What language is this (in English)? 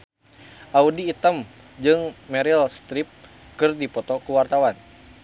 Sundanese